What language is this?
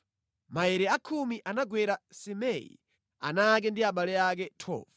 Nyanja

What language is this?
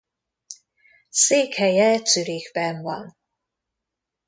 Hungarian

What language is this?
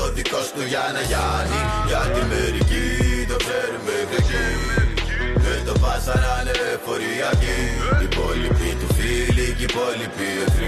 Greek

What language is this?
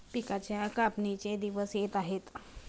Marathi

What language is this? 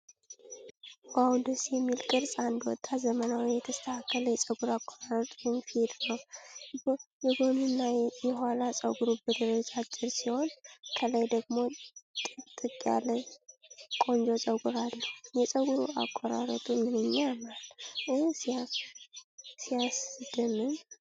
Amharic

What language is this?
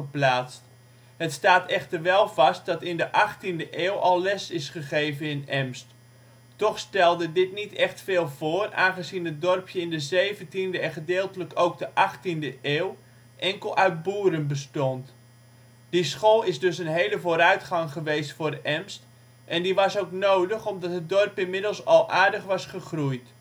Dutch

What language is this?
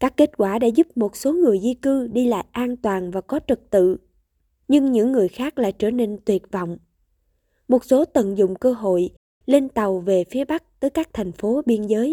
Vietnamese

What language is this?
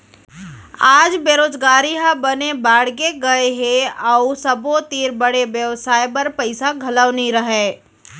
Chhattisgarhi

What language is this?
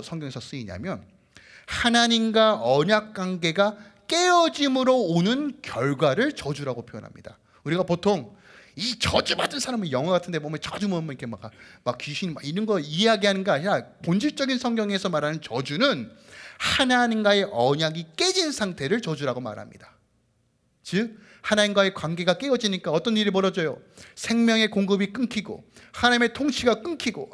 Korean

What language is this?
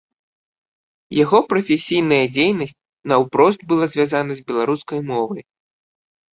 Belarusian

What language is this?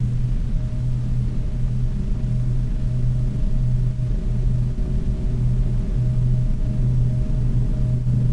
English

